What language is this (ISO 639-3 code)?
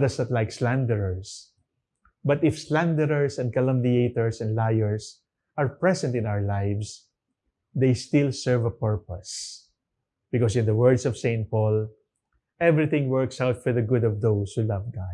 eng